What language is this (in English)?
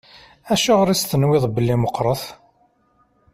Kabyle